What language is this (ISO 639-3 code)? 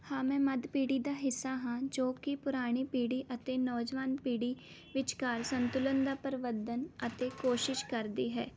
pan